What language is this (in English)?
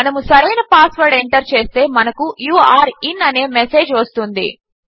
Telugu